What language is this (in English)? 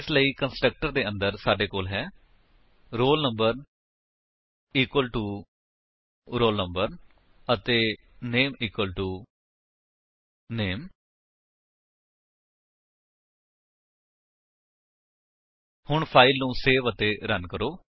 Punjabi